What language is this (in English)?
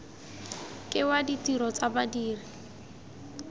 Tswana